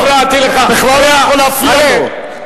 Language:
Hebrew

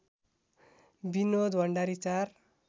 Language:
Nepali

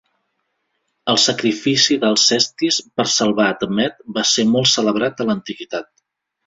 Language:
Catalan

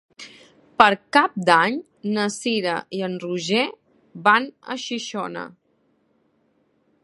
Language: Catalan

